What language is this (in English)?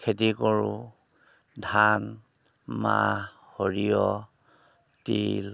Assamese